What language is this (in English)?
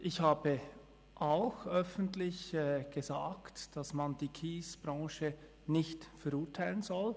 Swiss German